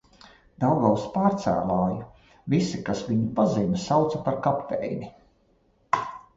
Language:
Latvian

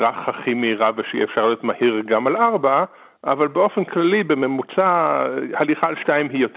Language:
Hebrew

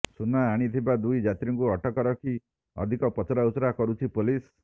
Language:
Odia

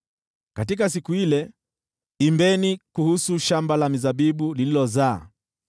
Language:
Swahili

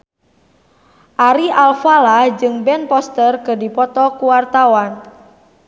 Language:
Sundanese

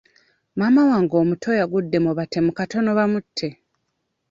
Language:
Ganda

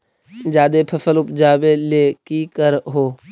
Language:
Magahi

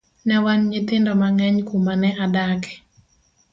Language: Luo (Kenya and Tanzania)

